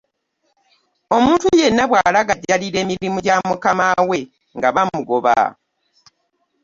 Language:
Ganda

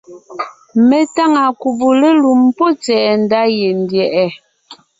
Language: Ngiemboon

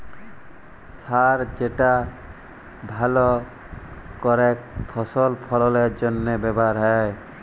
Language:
Bangla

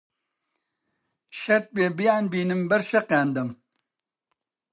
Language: Central Kurdish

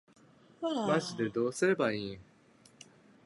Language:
Japanese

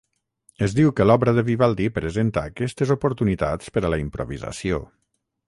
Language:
Catalan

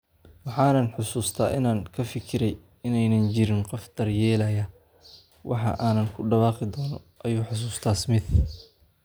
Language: Somali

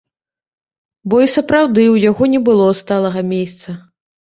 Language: Belarusian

